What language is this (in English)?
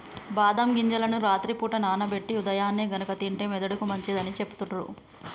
Telugu